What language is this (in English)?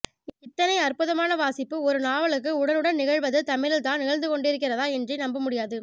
Tamil